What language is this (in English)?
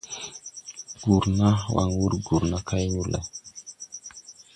Tupuri